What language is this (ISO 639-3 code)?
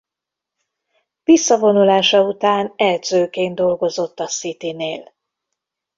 hun